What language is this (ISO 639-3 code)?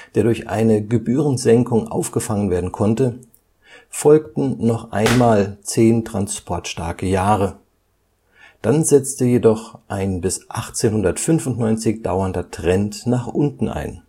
deu